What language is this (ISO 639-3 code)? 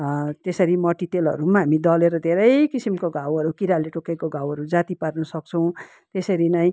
nep